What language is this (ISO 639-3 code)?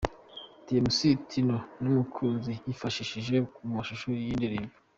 kin